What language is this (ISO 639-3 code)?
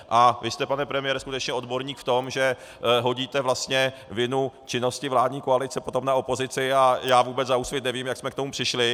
ces